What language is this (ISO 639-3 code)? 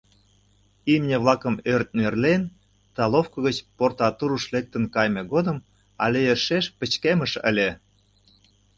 chm